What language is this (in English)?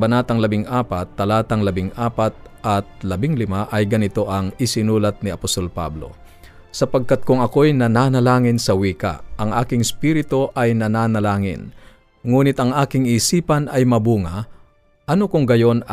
Filipino